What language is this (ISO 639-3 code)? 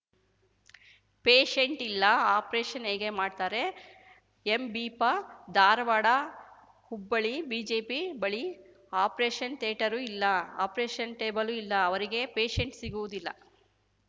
kan